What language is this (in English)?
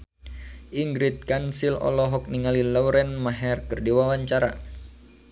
Sundanese